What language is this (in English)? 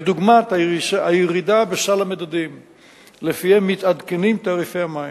Hebrew